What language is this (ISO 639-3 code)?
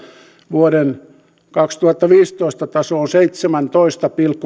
fin